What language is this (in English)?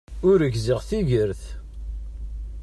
Kabyle